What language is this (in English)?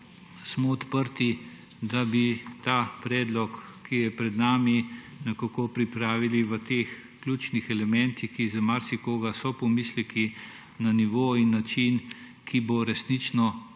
Slovenian